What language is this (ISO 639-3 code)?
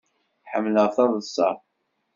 kab